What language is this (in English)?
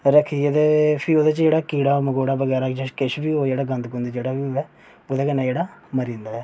Dogri